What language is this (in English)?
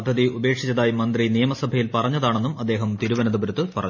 Malayalam